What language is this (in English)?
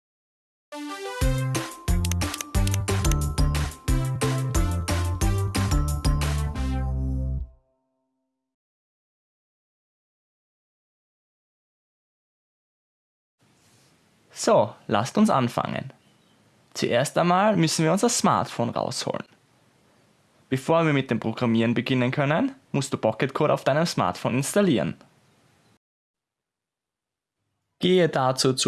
German